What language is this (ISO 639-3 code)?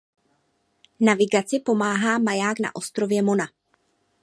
ces